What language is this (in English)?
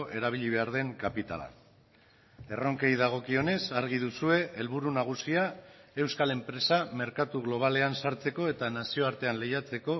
Basque